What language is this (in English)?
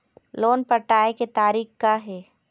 Chhattisgarhi